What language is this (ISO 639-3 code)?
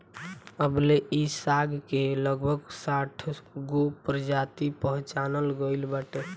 bho